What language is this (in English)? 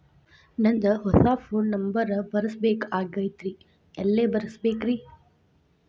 Kannada